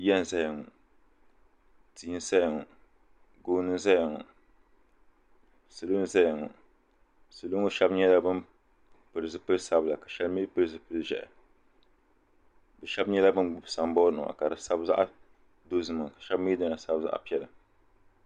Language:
Dagbani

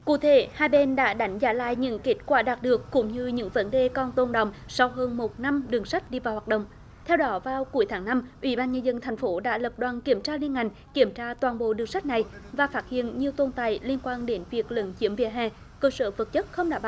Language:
Vietnamese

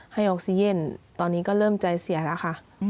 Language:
Thai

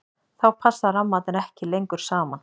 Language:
Icelandic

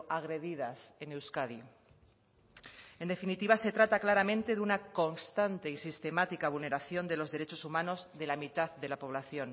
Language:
Spanish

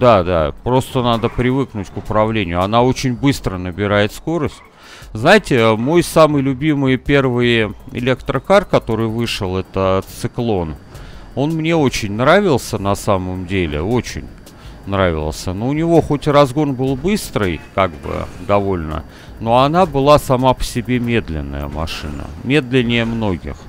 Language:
Russian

